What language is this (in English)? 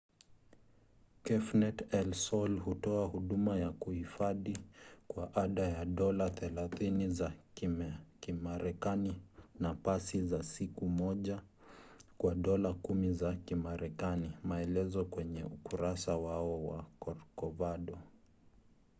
Swahili